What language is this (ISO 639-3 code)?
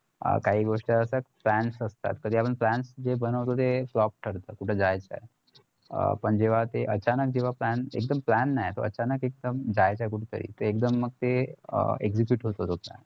mar